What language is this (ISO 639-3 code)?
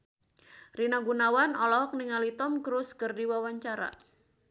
sun